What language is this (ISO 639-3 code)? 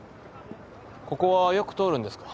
jpn